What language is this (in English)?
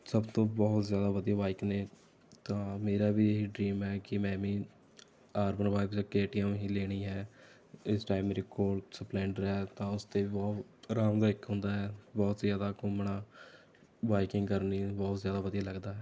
Punjabi